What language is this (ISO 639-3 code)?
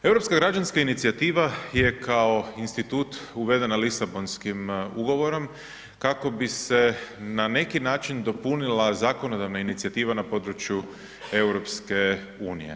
hrv